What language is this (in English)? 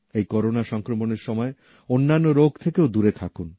Bangla